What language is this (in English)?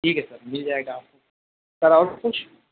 Urdu